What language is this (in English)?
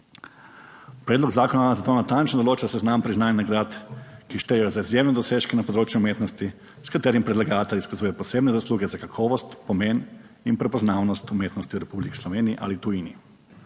Slovenian